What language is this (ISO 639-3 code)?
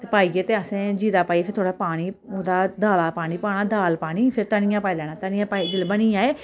doi